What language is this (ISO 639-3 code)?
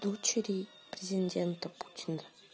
rus